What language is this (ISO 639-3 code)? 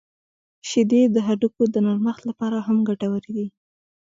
pus